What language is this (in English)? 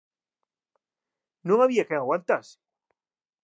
Galician